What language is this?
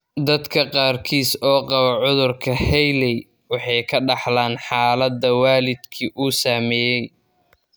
Somali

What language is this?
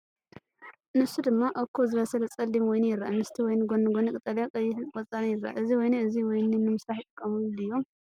Tigrinya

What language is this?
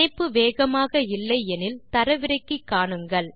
Tamil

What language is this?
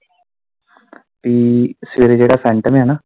Punjabi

